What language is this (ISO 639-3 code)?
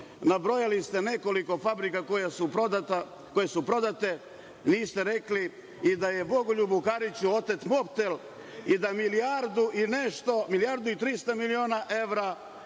srp